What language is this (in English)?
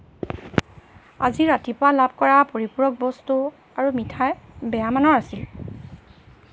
Assamese